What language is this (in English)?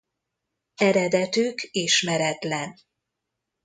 Hungarian